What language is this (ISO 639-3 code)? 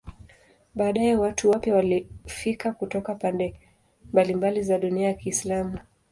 swa